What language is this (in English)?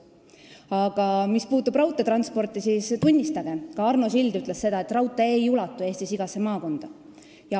Estonian